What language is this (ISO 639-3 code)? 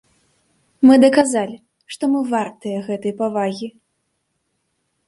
bel